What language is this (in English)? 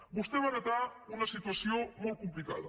Catalan